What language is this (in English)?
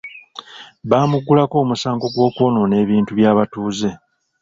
Ganda